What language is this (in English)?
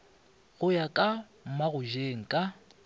Northern Sotho